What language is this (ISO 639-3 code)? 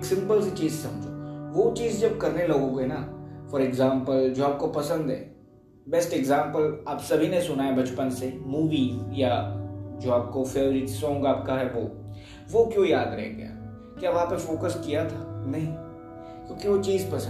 hin